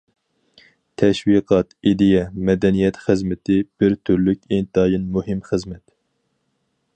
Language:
Uyghur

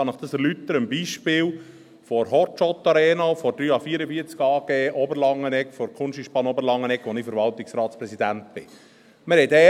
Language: Swiss German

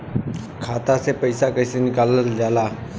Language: Bhojpuri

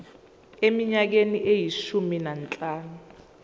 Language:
Zulu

